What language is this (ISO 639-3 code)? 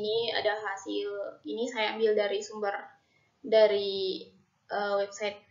ind